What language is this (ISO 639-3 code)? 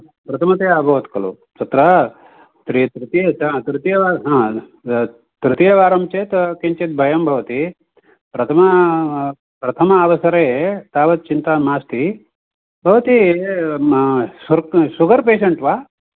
san